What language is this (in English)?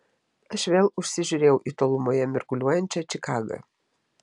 Lithuanian